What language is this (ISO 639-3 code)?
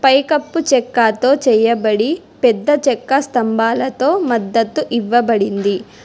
tel